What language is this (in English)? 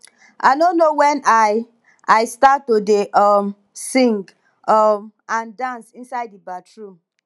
Nigerian Pidgin